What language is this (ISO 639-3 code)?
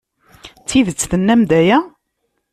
kab